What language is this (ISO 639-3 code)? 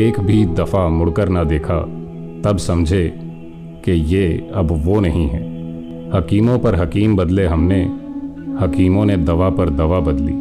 hin